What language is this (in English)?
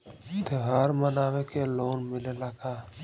Bhojpuri